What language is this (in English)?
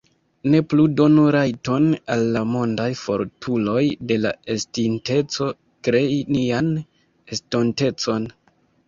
Esperanto